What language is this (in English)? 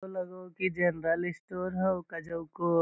Magahi